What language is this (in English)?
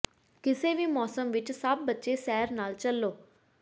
Punjabi